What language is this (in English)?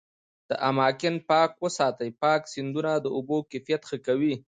Pashto